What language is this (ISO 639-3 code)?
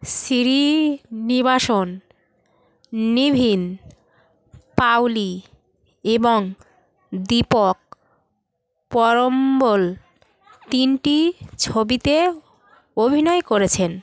ben